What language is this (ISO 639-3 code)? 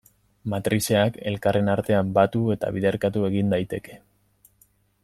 eus